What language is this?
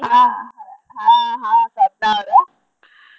Kannada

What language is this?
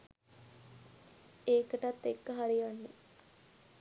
Sinhala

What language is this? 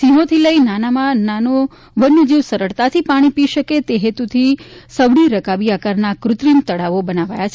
Gujarati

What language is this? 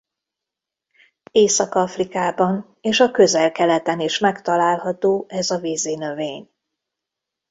Hungarian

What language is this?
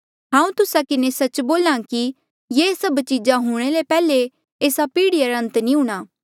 Mandeali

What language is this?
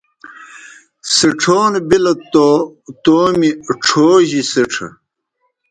Kohistani Shina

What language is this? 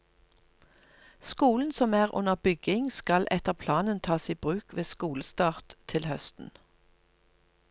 Norwegian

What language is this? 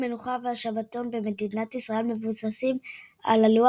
Hebrew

